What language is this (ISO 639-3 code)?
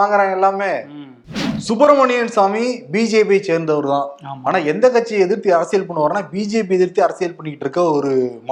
tam